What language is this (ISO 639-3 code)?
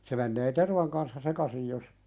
fin